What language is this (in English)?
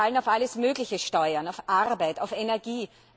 German